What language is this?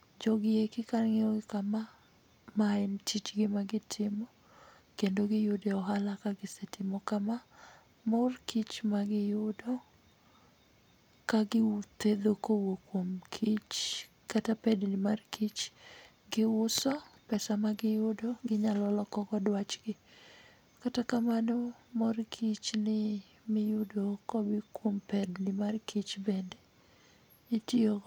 Luo (Kenya and Tanzania)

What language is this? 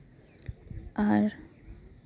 Santali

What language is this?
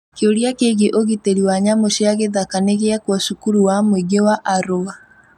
Kikuyu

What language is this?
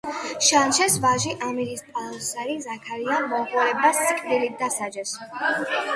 Georgian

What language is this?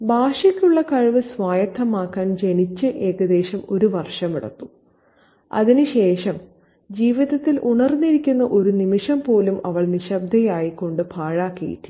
Malayalam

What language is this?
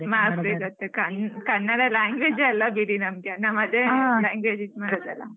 Kannada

